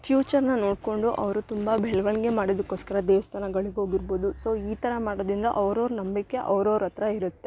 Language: Kannada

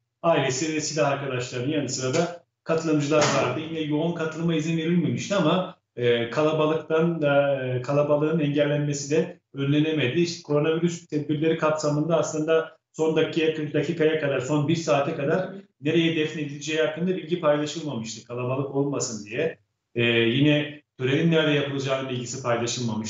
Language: Turkish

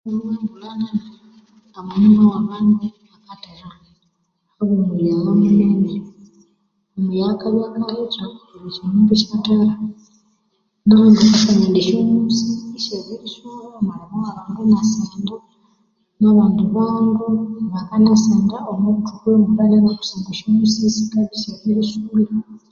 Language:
Konzo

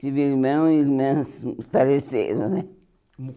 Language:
Portuguese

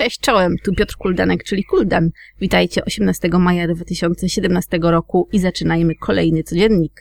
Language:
Polish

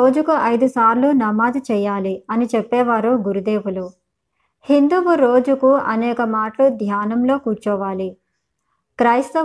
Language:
Telugu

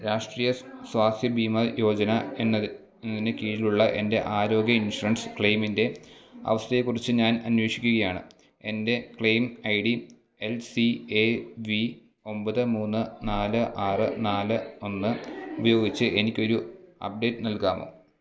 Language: Malayalam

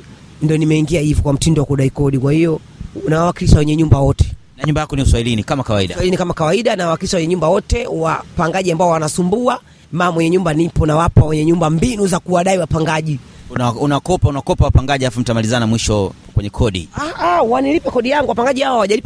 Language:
Swahili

